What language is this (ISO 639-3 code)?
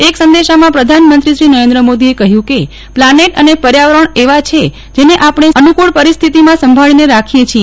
guj